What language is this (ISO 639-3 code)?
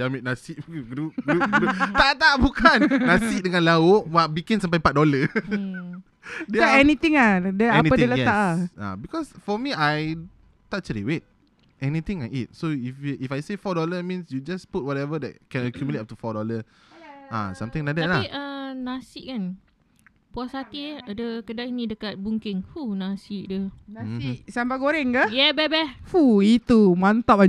msa